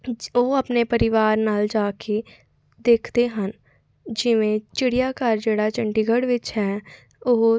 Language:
Punjabi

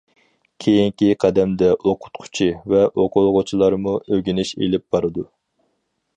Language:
Uyghur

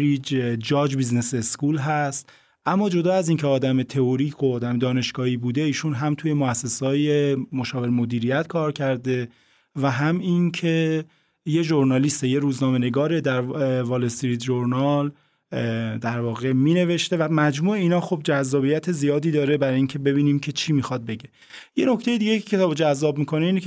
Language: Persian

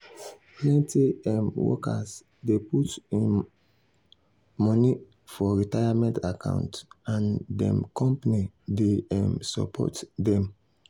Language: Nigerian Pidgin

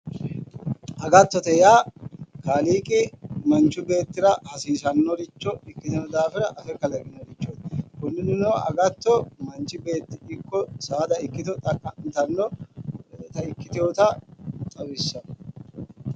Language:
Sidamo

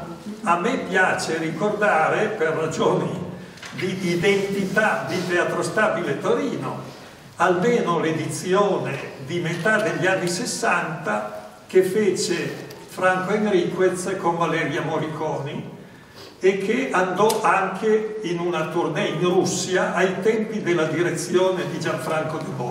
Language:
Italian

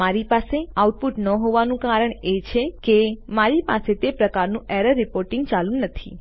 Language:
Gujarati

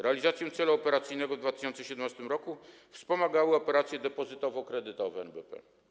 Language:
Polish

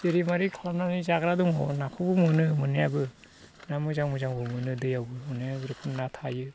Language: Bodo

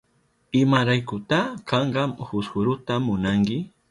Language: Southern Pastaza Quechua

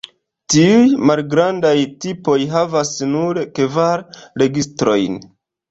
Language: Esperanto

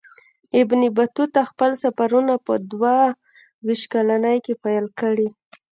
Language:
Pashto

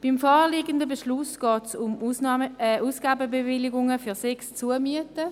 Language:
Swiss German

